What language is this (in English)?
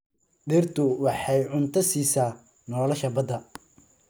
Somali